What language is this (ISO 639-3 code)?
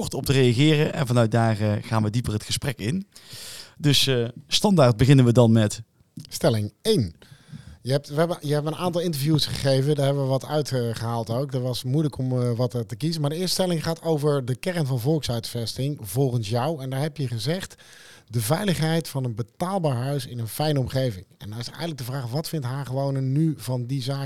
nld